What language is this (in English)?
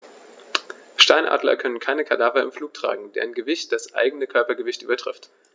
German